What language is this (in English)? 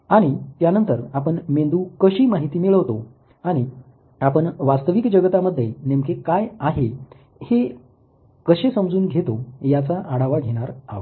Marathi